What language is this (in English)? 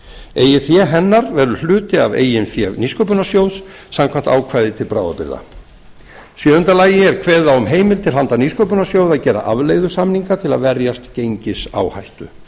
Icelandic